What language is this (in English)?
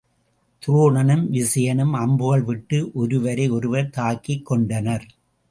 Tamil